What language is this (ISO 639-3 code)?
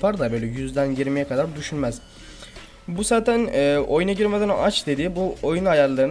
tur